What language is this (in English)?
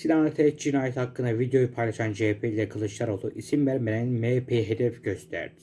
Turkish